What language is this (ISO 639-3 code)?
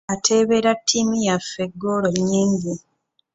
lug